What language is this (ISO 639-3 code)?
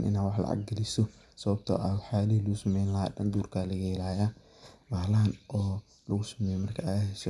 som